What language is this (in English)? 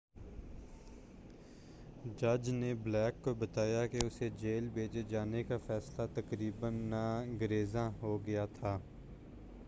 Urdu